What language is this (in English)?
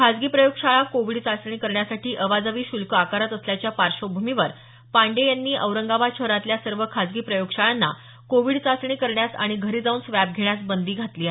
Marathi